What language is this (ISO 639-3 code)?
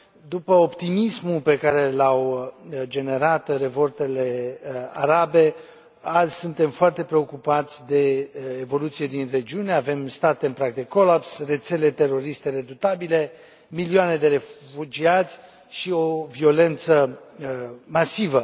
ron